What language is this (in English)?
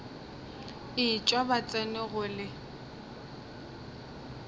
Northern Sotho